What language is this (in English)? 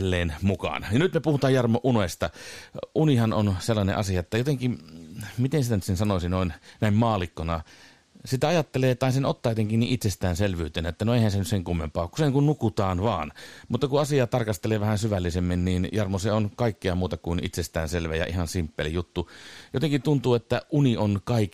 Finnish